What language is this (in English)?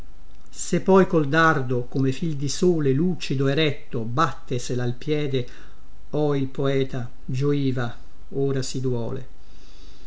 Italian